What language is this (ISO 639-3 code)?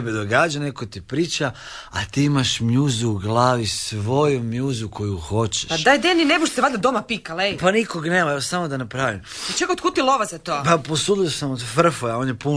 hrv